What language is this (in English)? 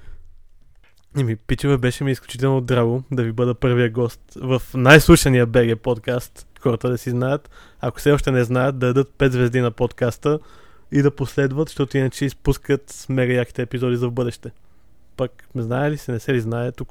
Bulgarian